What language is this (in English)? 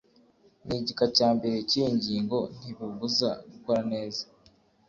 Kinyarwanda